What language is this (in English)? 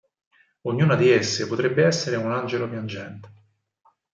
Italian